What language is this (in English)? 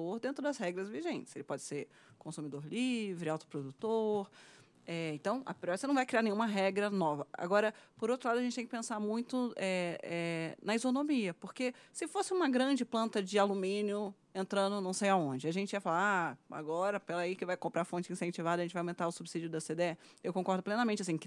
Portuguese